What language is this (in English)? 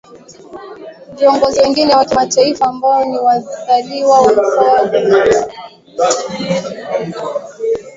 Swahili